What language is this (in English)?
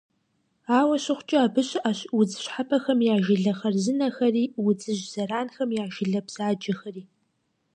Kabardian